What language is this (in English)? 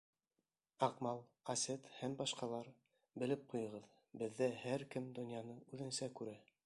Bashkir